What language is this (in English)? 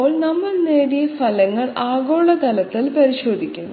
Malayalam